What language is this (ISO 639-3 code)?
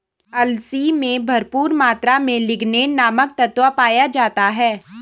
hin